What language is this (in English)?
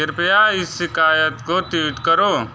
Hindi